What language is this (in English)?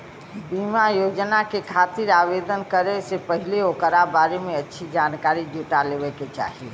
Bhojpuri